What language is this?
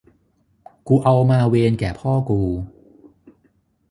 Thai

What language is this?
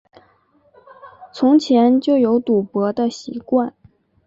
Chinese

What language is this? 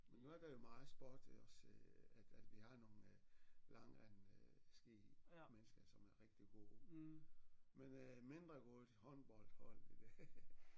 Danish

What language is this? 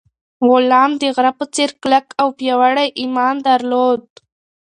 Pashto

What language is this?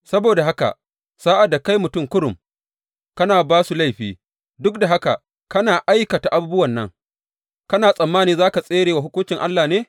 Hausa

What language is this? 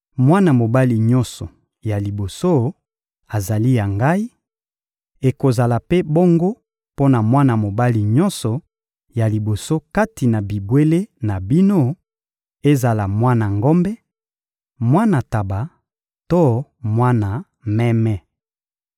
Lingala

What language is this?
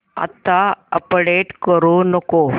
Marathi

